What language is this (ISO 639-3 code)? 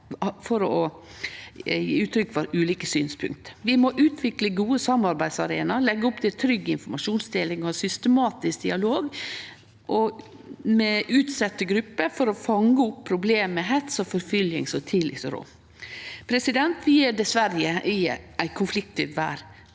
nor